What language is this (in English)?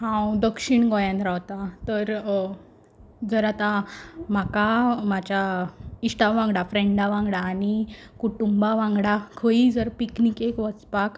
Konkani